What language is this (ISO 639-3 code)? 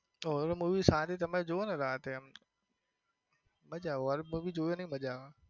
guj